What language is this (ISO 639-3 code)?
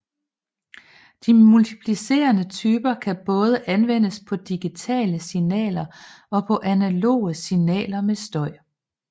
dan